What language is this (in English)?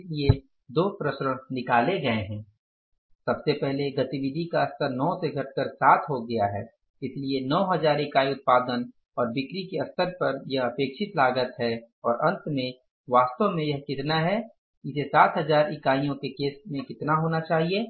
Hindi